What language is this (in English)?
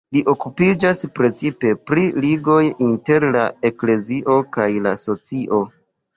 Esperanto